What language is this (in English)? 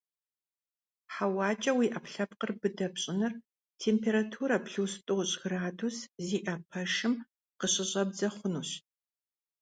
Kabardian